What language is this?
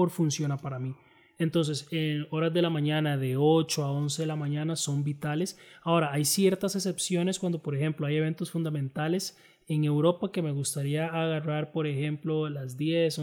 Spanish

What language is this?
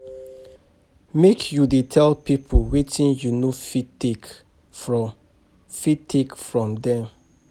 Nigerian Pidgin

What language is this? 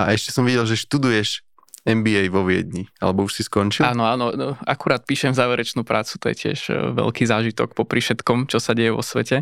Slovak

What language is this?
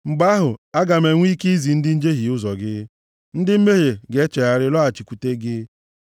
Igbo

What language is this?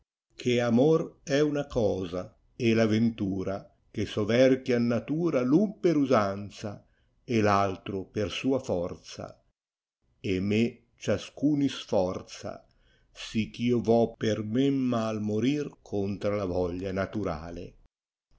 Italian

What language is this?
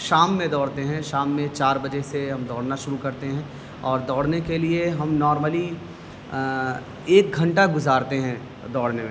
Urdu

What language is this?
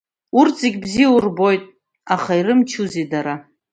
Abkhazian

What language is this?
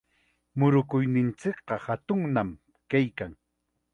Chiquián Ancash Quechua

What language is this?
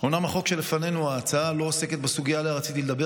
Hebrew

